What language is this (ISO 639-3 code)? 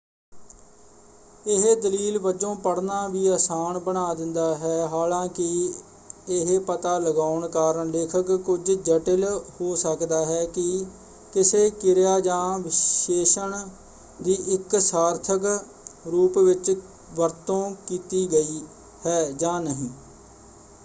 pan